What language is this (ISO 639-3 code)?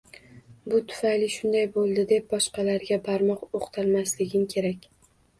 uzb